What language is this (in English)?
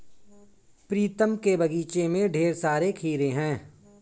Hindi